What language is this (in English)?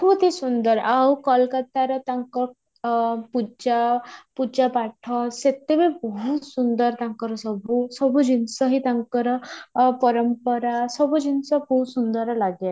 Odia